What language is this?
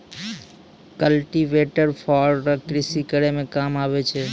Maithili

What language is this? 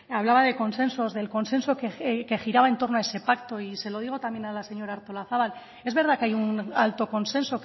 Spanish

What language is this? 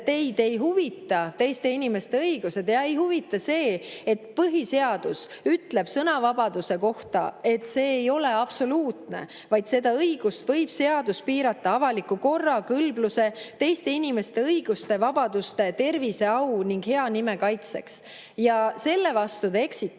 Estonian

